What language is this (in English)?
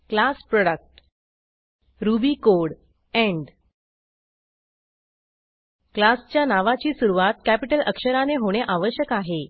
Marathi